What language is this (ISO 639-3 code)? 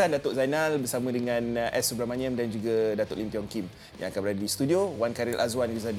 msa